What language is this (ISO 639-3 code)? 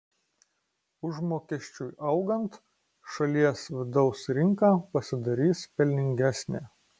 lit